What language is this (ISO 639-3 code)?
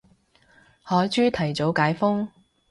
yue